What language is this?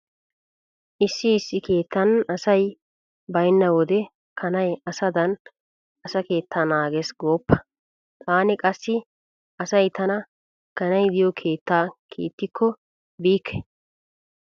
Wolaytta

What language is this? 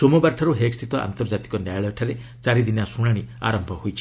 Odia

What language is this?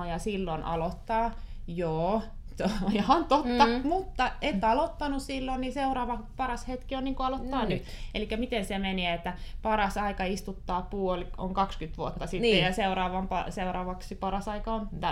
Finnish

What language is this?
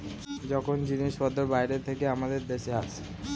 Bangla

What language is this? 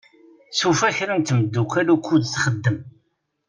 Kabyle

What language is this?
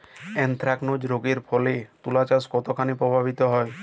Bangla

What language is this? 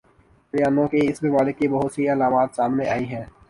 Urdu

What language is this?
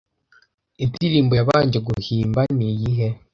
Kinyarwanda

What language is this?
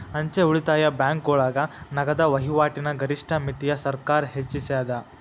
Kannada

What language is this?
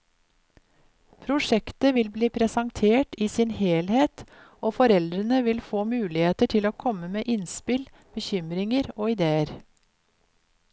Norwegian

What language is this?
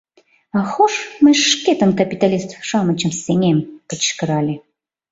Mari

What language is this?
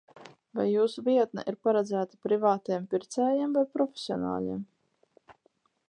Latvian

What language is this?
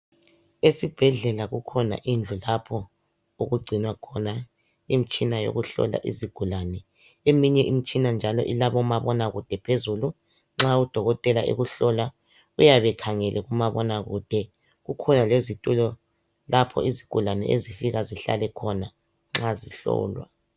North Ndebele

